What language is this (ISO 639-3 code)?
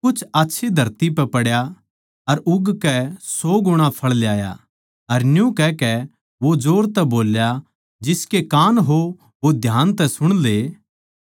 bgc